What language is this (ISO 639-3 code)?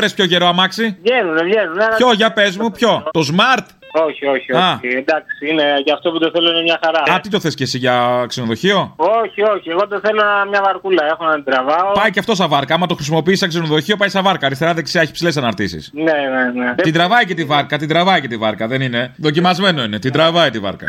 ell